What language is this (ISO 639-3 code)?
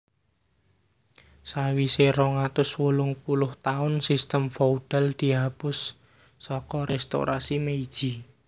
jav